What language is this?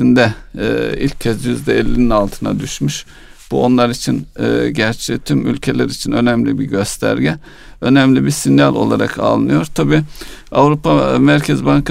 Turkish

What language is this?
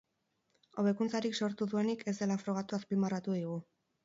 Basque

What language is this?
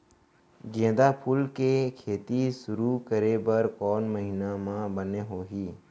Chhattisgarhi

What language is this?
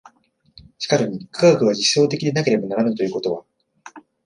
Japanese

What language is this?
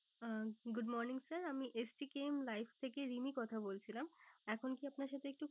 Bangla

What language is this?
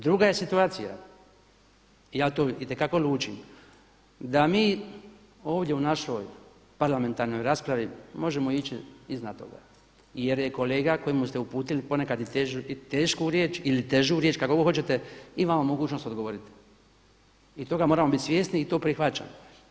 Croatian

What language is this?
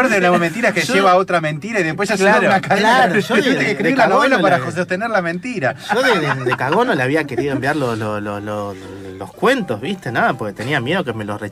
Spanish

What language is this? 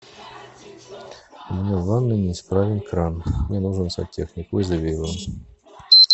Russian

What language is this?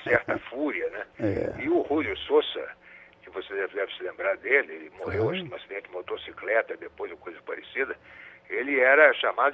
Portuguese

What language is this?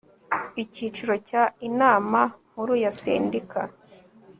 Kinyarwanda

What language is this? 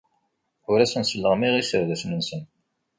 Kabyle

